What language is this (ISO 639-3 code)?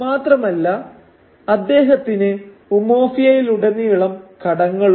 mal